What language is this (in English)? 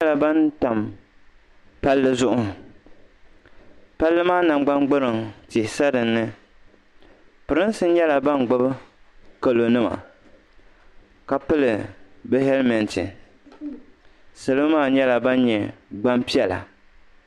Dagbani